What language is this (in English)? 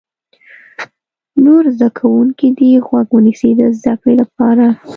Pashto